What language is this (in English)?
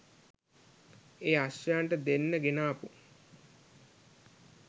Sinhala